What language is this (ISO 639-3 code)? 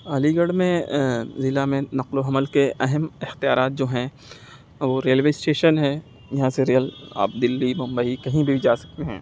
urd